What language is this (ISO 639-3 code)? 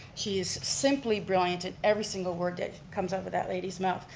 eng